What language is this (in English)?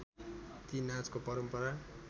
Nepali